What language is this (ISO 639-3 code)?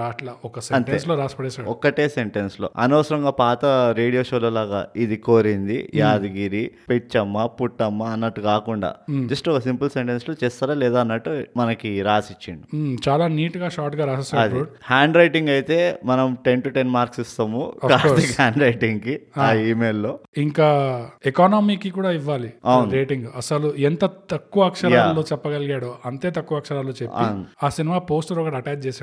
tel